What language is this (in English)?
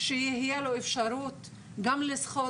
Hebrew